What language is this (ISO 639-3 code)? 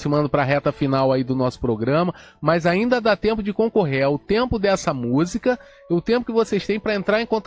por